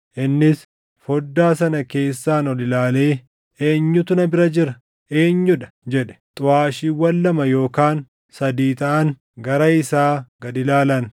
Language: Oromo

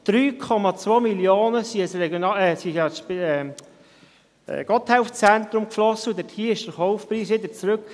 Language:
Swiss German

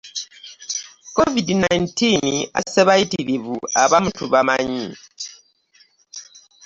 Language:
Ganda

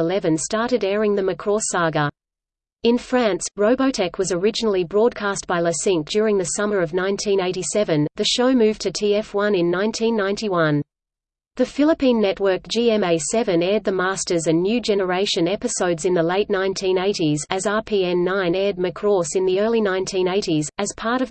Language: English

